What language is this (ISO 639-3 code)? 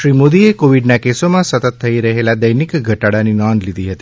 guj